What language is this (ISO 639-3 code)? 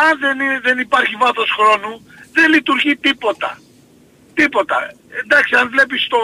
ell